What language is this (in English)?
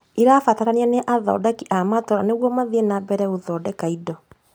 Kikuyu